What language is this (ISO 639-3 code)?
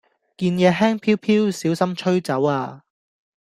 yue